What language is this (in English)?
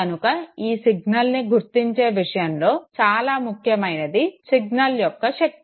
Telugu